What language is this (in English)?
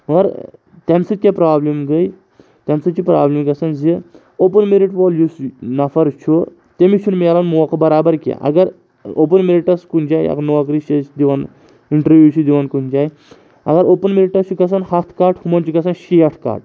Kashmiri